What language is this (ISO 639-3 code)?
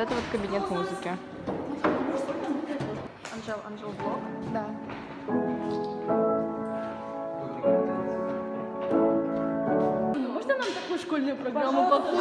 rus